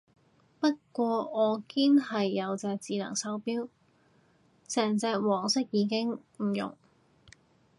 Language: Cantonese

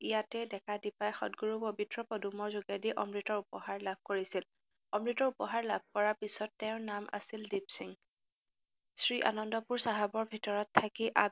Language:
Assamese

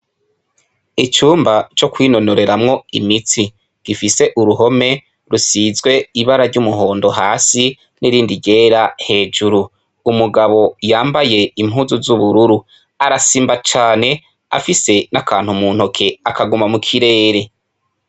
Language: Rundi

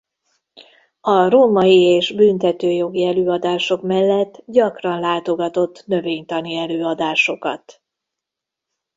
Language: Hungarian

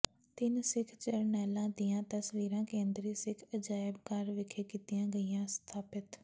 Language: Punjabi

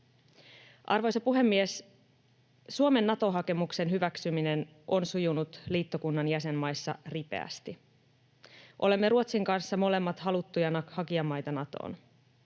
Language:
Finnish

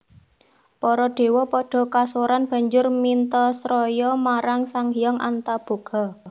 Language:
Javanese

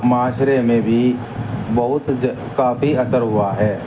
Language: Urdu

